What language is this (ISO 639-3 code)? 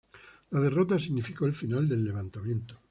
spa